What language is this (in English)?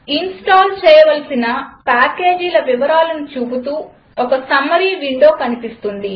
Telugu